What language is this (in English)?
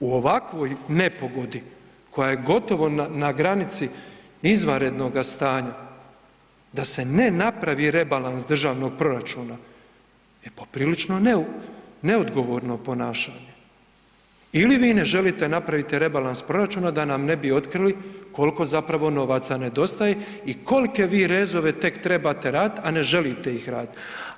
Croatian